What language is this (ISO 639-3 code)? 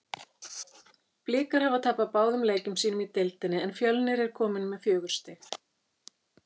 isl